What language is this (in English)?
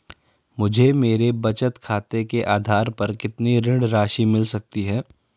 Hindi